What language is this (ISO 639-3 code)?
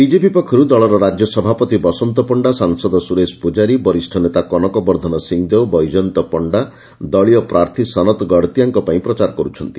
ori